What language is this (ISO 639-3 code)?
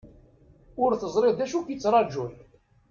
kab